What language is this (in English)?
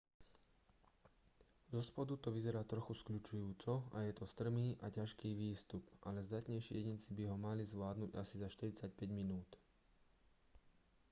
Slovak